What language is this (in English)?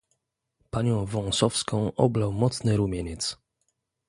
Polish